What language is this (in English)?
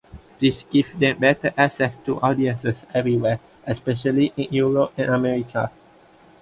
English